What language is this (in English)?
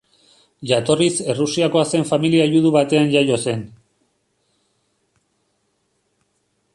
Basque